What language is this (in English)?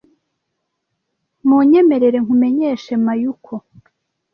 Kinyarwanda